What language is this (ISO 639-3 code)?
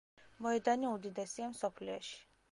kat